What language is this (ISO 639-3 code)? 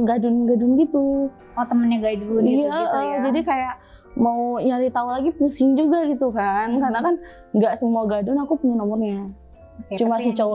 ind